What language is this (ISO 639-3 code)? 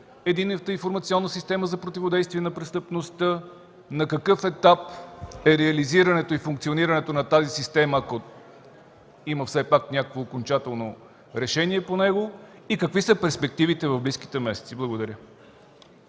bul